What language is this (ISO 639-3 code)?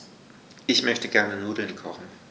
deu